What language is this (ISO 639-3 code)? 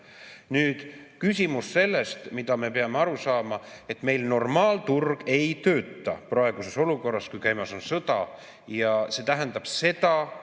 est